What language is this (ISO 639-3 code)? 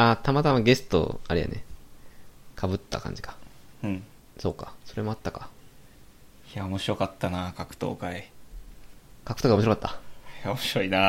jpn